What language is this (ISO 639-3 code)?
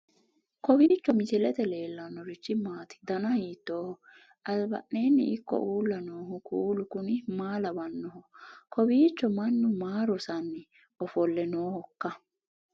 sid